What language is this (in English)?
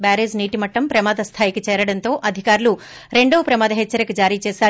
Telugu